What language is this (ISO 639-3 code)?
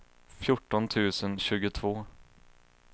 swe